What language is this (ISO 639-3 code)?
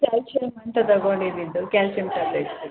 kan